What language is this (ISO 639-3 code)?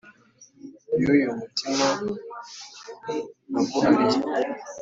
kin